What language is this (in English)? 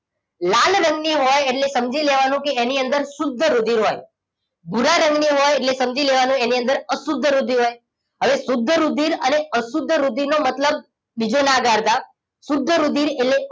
Gujarati